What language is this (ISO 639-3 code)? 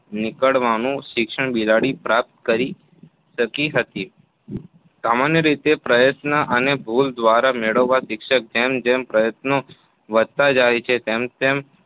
guj